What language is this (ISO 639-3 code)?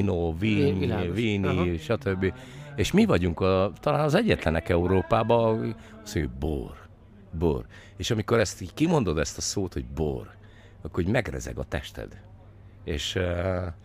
hun